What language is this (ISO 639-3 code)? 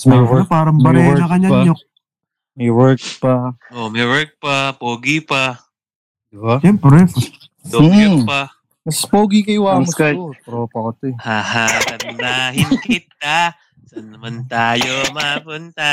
fil